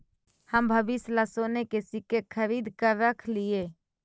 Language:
Magahi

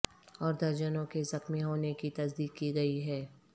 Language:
Urdu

